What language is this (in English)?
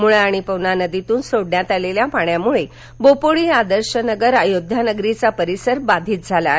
Marathi